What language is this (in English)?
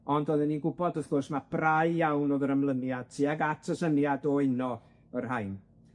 Welsh